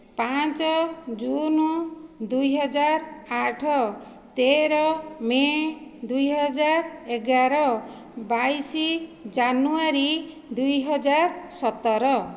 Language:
Odia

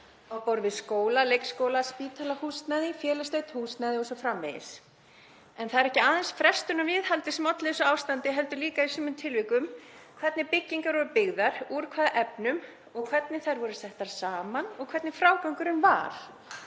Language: Icelandic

